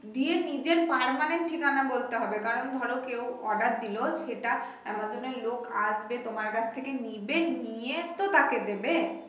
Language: Bangla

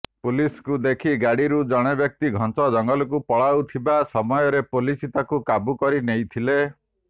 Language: Odia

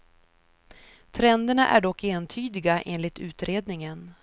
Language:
Swedish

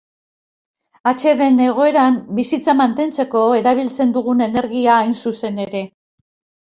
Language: Basque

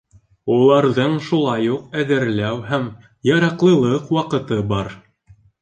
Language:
Bashkir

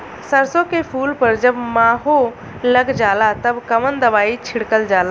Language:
Bhojpuri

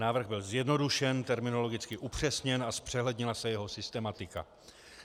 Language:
Czech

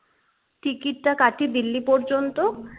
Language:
Bangla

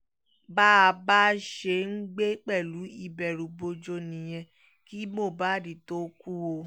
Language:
Yoruba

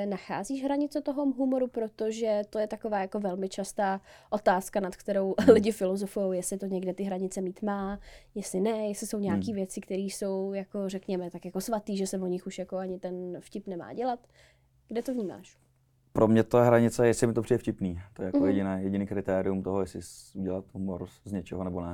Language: Czech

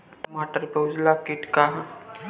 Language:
Bhojpuri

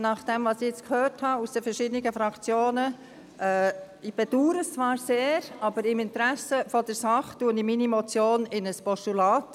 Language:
Swiss German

